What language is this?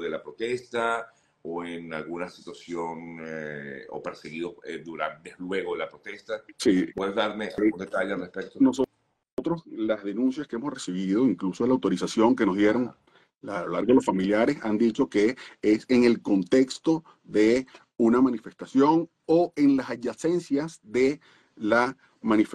Spanish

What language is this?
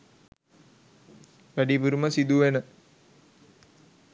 Sinhala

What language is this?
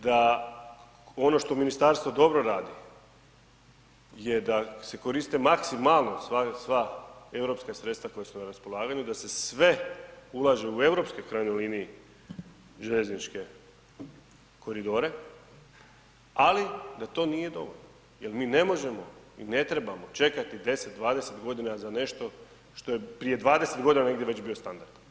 Croatian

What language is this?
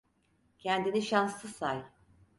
Turkish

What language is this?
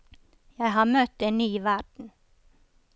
Norwegian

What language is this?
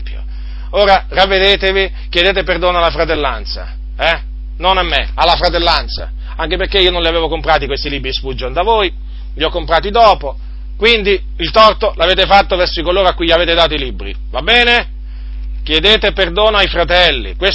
Italian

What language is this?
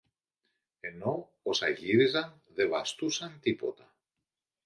Greek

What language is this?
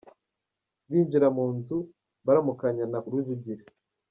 Kinyarwanda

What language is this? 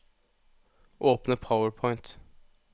Norwegian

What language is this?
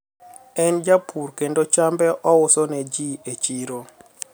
Luo (Kenya and Tanzania)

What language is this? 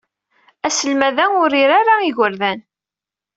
Kabyle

